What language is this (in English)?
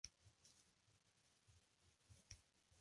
Spanish